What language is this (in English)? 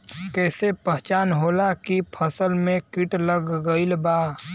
Bhojpuri